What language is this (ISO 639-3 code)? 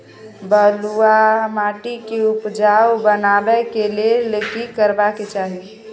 mai